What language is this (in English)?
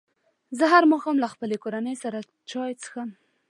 Pashto